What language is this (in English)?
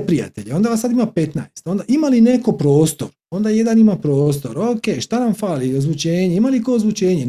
Croatian